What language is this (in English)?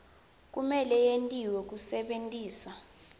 Swati